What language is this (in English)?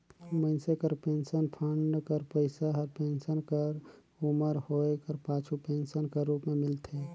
Chhattisgarhi